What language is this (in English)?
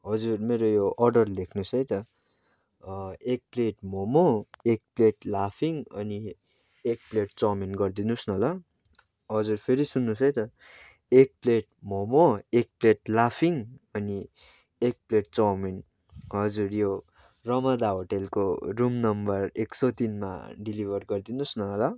Nepali